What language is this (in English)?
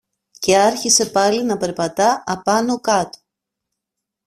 Greek